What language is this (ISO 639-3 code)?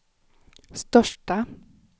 swe